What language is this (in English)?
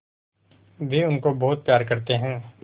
Hindi